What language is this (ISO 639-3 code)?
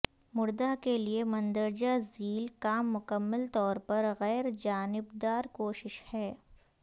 urd